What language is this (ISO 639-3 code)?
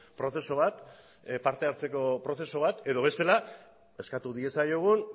eus